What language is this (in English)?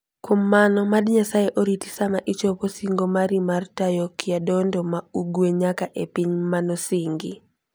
Luo (Kenya and Tanzania)